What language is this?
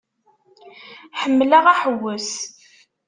Kabyle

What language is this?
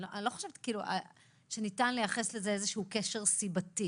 Hebrew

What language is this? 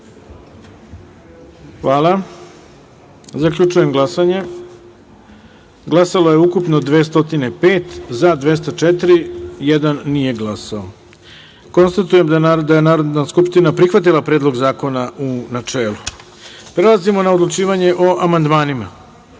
Serbian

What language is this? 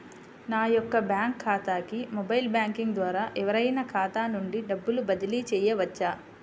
Telugu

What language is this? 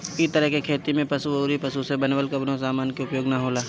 Bhojpuri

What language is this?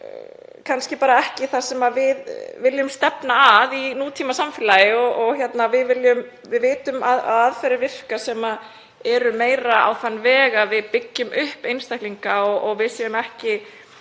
Icelandic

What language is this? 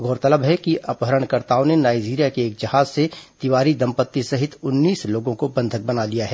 Hindi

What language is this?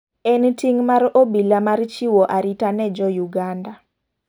Luo (Kenya and Tanzania)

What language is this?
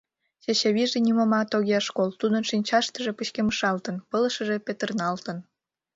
Mari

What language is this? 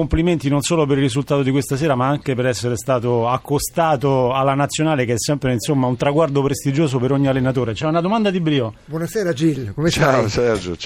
Italian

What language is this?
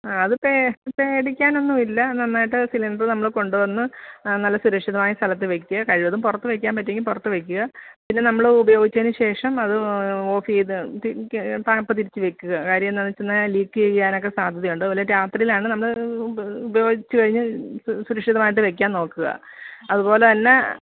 Malayalam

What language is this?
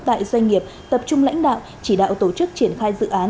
Vietnamese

